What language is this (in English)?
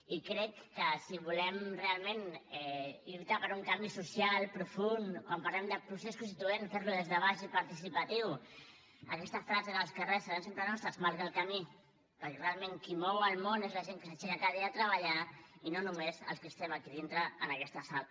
Catalan